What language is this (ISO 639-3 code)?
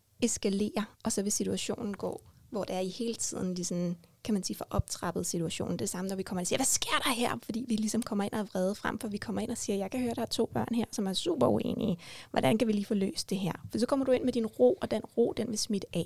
dan